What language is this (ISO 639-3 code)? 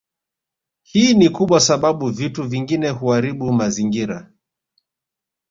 swa